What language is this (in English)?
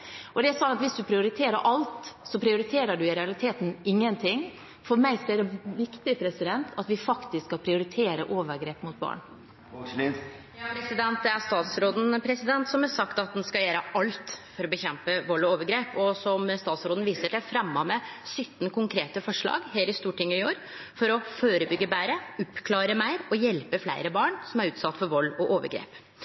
Norwegian